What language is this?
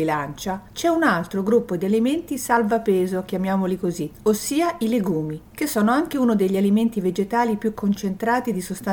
Italian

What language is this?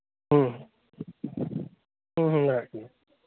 Santali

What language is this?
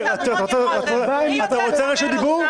Hebrew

